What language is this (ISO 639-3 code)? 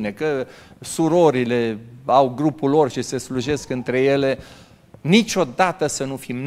ron